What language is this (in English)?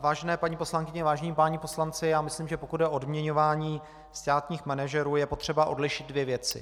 Czech